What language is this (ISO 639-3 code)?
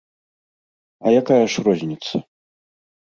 bel